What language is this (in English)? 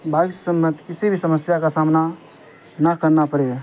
Urdu